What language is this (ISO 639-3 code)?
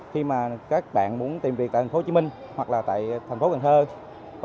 vie